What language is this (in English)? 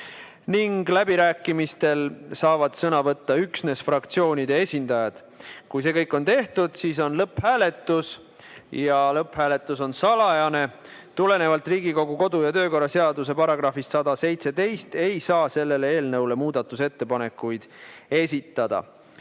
Estonian